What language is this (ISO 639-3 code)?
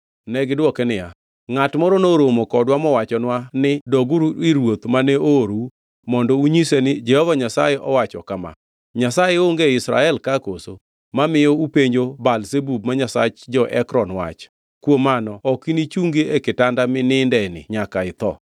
luo